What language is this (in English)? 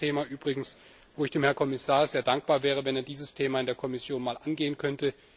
German